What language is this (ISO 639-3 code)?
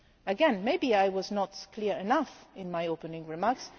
eng